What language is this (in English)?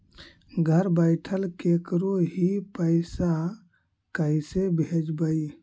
Magahi